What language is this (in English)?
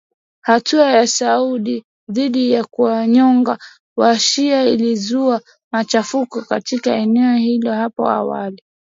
Swahili